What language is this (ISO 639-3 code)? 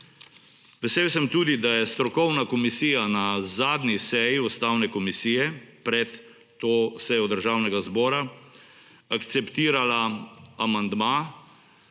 slv